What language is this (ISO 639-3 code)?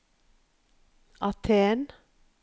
nor